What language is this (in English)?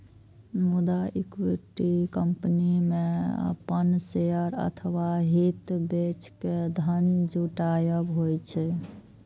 Maithili